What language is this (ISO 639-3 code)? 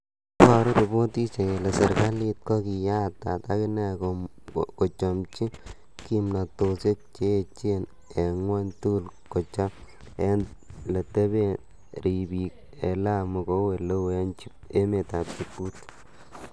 kln